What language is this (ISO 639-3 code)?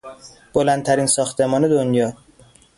fas